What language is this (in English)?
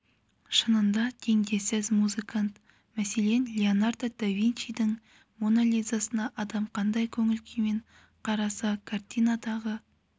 Kazakh